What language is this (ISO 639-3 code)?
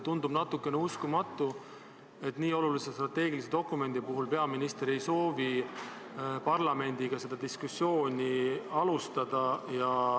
est